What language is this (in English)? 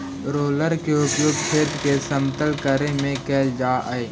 Magahi